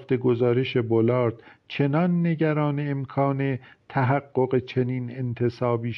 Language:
Persian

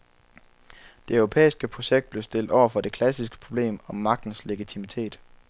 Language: Danish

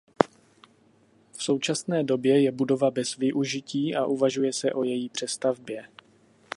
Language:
Czech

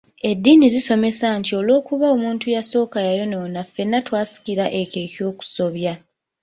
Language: Ganda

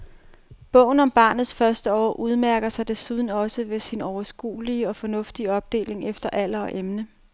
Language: Danish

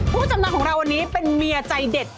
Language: Thai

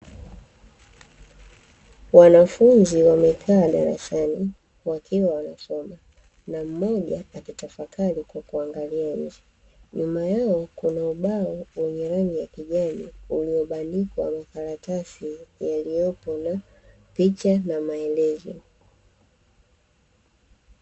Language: Swahili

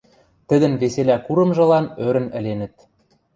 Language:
Western Mari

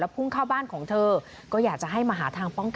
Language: Thai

